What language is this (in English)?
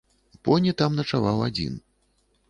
Belarusian